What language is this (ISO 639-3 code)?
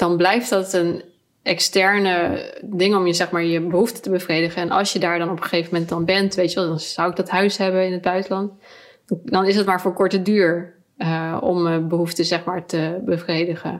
nld